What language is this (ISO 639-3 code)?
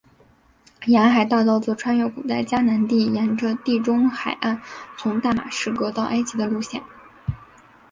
zho